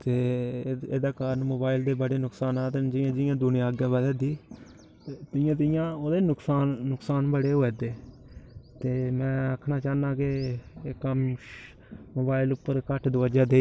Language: Dogri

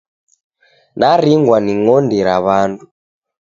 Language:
Taita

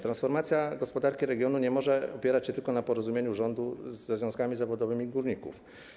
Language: Polish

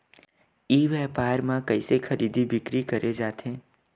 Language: Chhattisgarhi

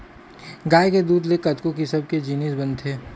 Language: Chhattisgarhi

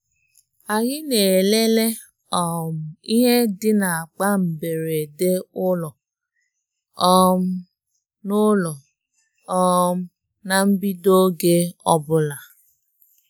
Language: Igbo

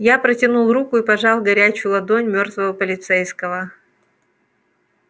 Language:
Russian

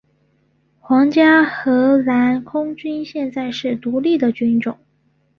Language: Chinese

